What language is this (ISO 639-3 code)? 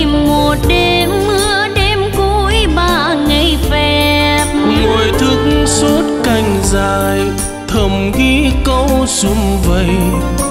vie